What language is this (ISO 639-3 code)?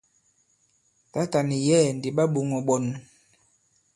abb